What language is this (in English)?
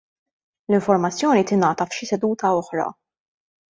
Maltese